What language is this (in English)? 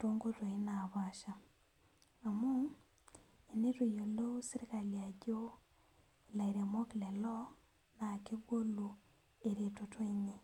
Masai